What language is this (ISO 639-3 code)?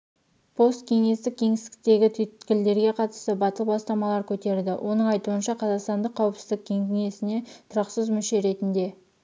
kaz